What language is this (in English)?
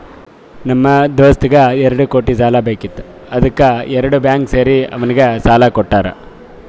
Kannada